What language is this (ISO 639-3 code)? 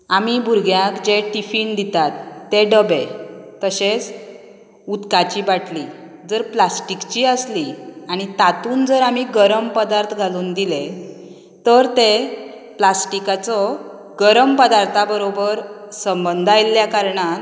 kok